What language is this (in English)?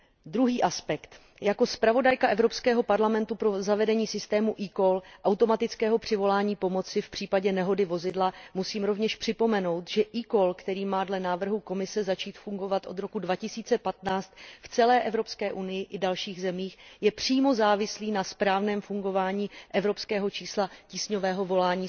Czech